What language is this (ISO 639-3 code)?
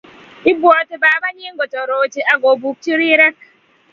kln